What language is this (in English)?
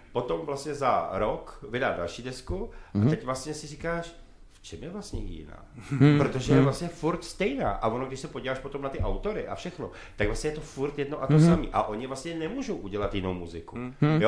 Czech